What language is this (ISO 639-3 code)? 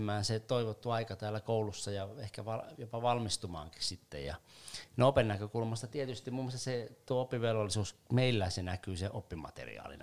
fin